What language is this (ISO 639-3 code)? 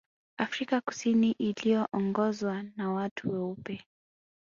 swa